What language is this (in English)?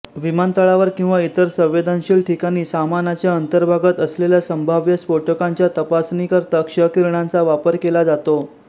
Marathi